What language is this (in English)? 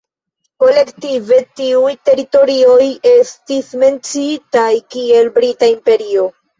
Esperanto